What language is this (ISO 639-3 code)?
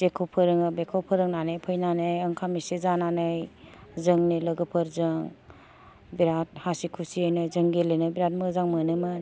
brx